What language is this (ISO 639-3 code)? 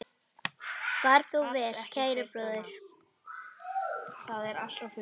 isl